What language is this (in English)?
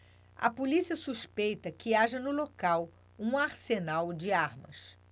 Portuguese